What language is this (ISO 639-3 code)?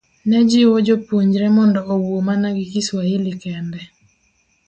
luo